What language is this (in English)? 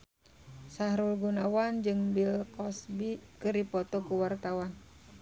Sundanese